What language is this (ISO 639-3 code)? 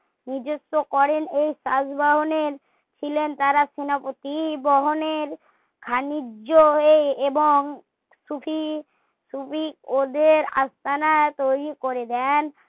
ben